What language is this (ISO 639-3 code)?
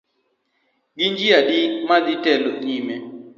luo